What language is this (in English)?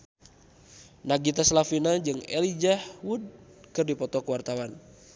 Sundanese